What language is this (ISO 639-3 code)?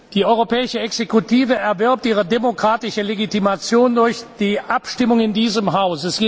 deu